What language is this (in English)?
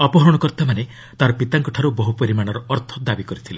Odia